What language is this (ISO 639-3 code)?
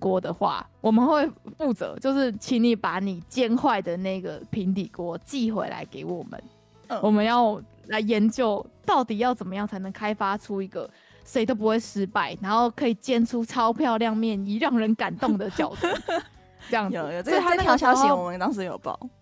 zho